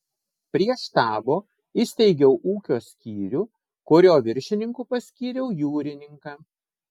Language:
Lithuanian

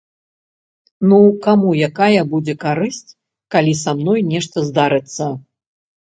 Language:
Belarusian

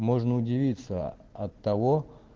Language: Russian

